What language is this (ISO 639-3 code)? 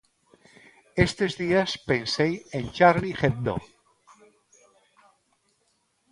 glg